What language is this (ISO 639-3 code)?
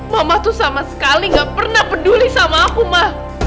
ind